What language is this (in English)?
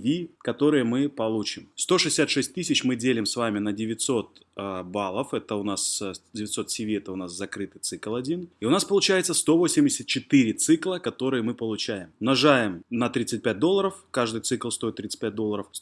Russian